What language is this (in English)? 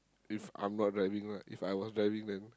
English